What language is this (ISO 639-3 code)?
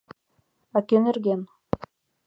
chm